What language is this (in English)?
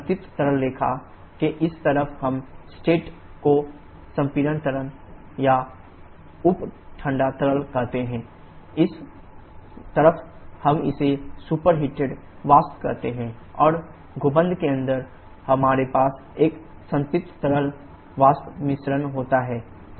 Hindi